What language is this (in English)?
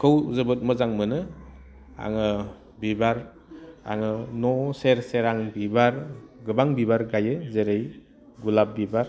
Bodo